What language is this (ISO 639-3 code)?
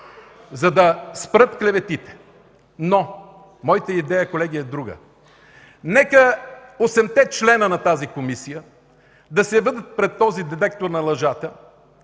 bul